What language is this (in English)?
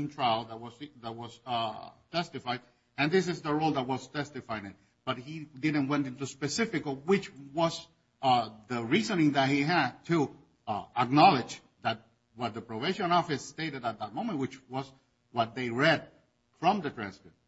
English